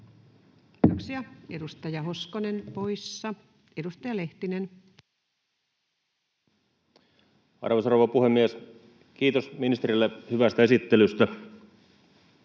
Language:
Finnish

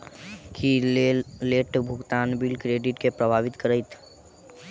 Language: Maithili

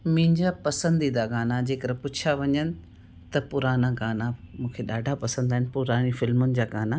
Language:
Sindhi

